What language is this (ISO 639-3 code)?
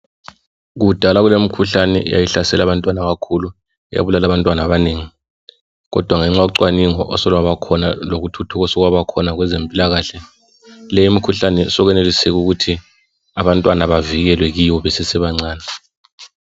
nde